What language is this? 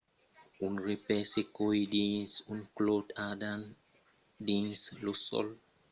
Occitan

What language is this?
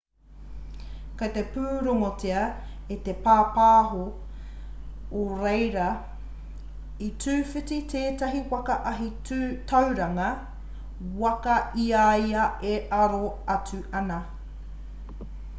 Māori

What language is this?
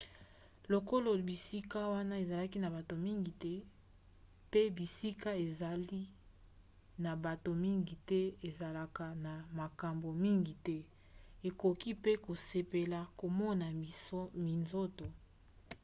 Lingala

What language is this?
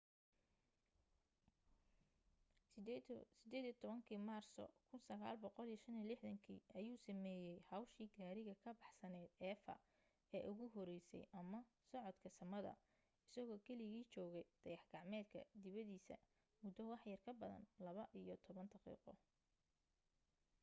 Somali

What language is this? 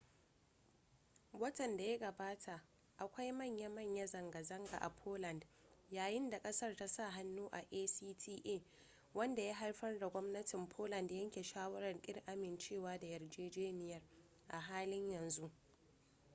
Hausa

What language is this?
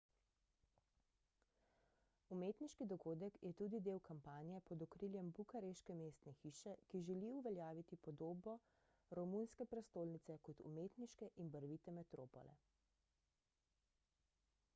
Slovenian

